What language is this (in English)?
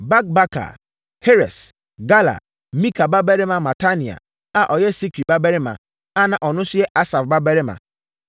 Akan